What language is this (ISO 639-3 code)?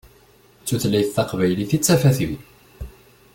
kab